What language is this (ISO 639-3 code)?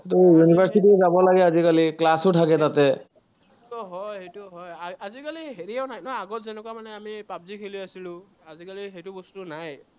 asm